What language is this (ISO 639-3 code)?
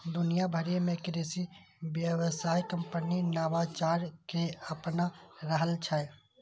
mai